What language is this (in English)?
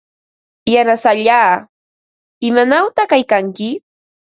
Ambo-Pasco Quechua